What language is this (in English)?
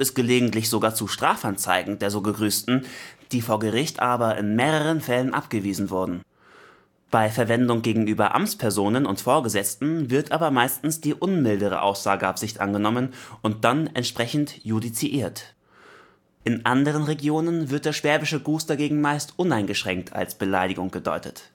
German